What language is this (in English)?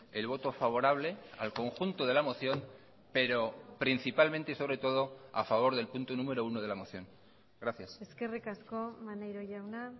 Spanish